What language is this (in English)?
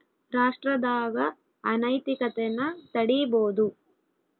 Kannada